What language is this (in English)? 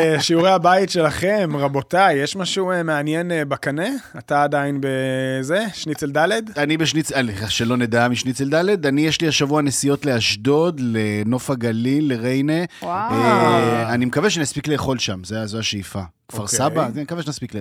Hebrew